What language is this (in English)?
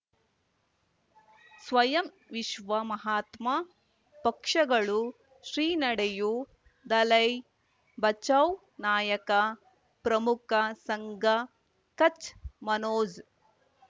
Kannada